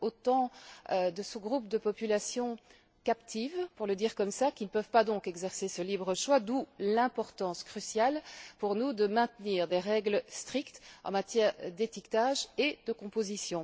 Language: French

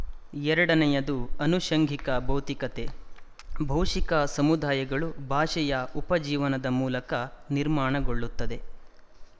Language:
Kannada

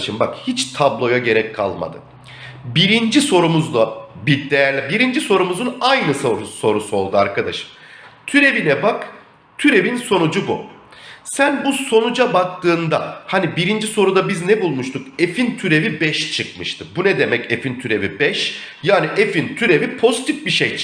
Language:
Turkish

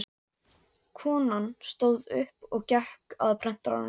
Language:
Icelandic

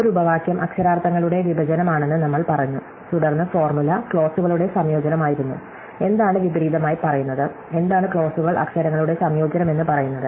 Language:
Malayalam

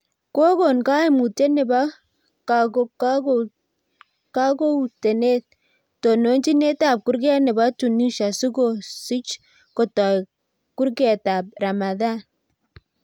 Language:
Kalenjin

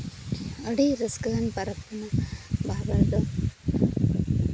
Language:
Santali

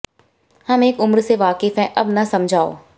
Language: Hindi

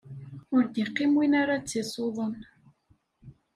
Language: Kabyle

